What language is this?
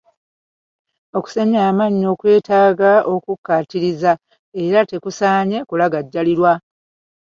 Ganda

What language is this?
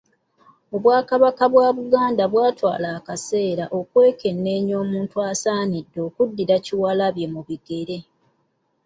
Ganda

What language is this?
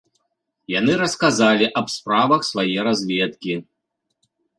Belarusian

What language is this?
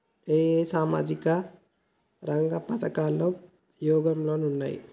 Telugu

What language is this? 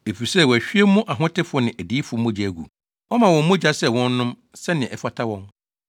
Akan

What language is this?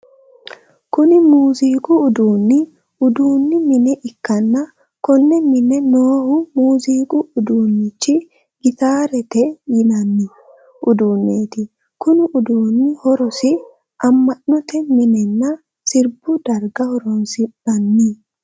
Sidamo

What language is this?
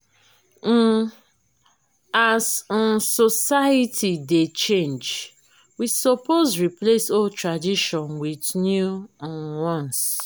Nigerian Pidgin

